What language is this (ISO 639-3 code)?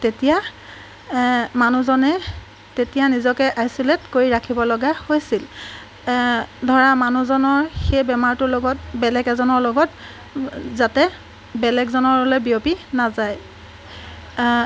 asm